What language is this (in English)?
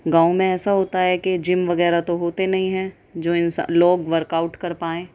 Urdu